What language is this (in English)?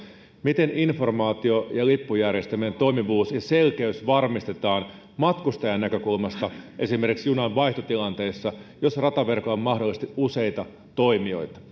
Finnish